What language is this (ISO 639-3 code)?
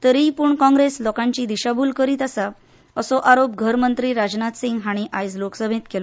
kok